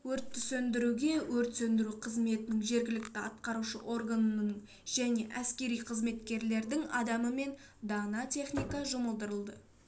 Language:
Kazakh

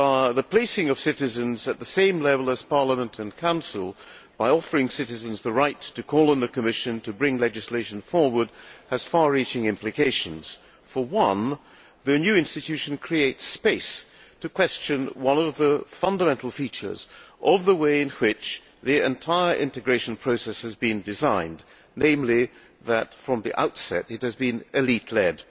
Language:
English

